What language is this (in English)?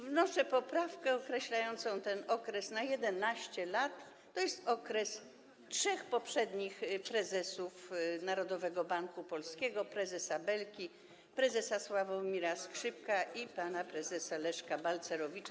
Polish